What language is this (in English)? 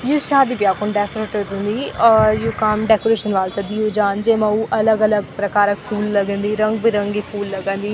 Garhwali